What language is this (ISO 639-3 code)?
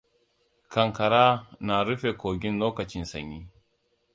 hau